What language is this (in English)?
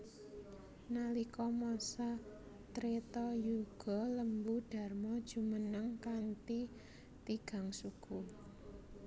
Javanese